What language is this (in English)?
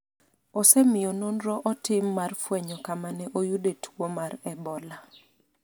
Luo (Kenya and Tanzania)